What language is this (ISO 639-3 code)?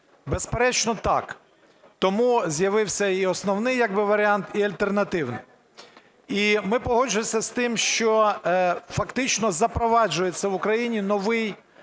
ukr